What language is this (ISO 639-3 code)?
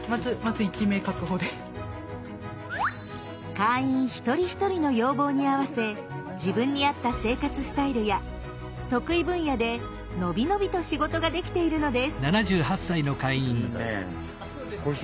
jpn